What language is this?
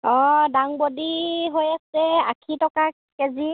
Assamese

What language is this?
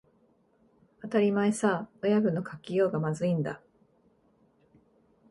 Japanese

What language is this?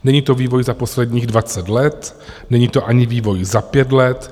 Czech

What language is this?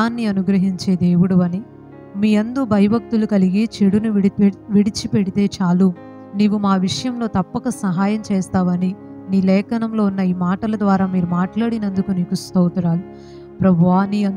Telugu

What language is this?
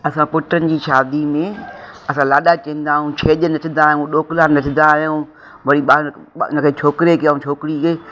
Sindhi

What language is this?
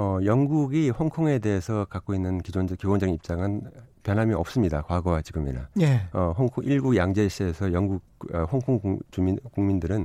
Korean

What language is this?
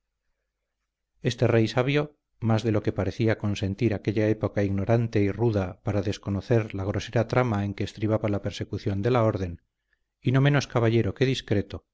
Spanish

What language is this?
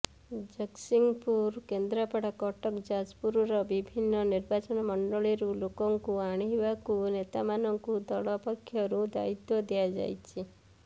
Odia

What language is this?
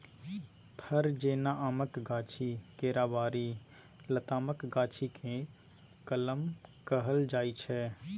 Maithili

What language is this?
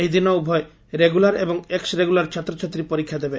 Odia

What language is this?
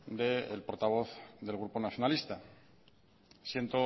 Spanish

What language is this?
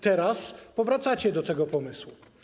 Polish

